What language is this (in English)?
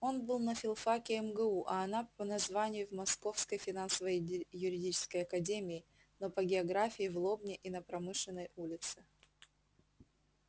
Russian